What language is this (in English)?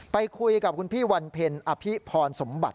Thai